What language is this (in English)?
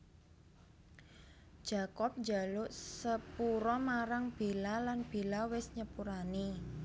Javanese